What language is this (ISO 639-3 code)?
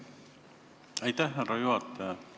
est